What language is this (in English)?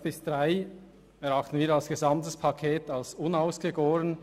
Swiss German